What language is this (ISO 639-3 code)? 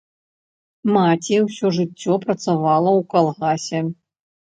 bel